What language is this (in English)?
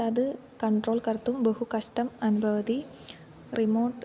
Sanskrit